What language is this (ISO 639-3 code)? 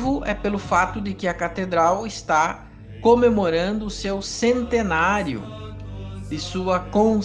por